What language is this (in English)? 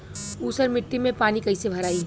Bhojpuri